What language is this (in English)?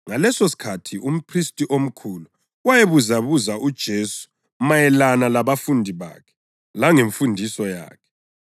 North Ndebele